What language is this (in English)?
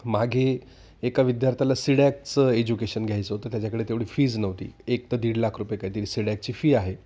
Marathi